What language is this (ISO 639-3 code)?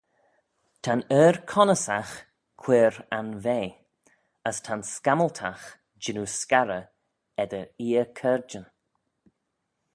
glv